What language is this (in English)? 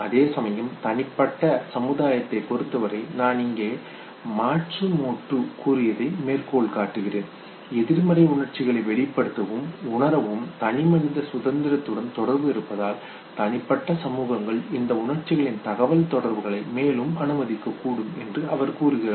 Tamil